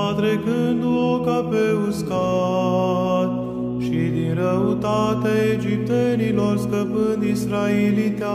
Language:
Romanian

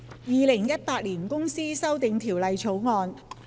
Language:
Cantonese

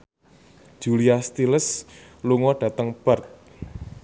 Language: Javanese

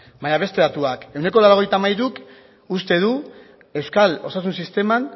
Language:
Basque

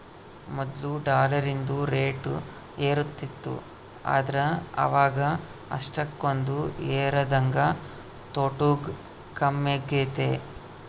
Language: Kannada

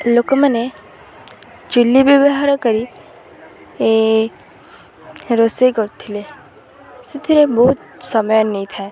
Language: Odia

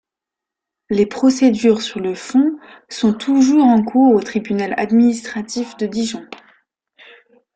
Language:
French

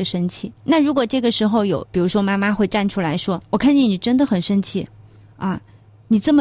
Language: Chinese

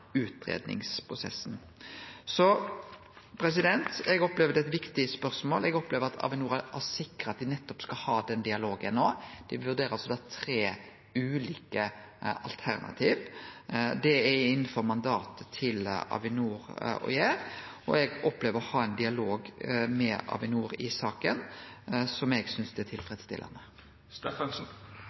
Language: Norwegian Nynorsk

